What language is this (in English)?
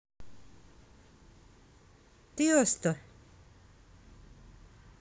Russian